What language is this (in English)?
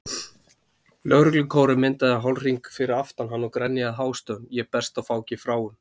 Icelandic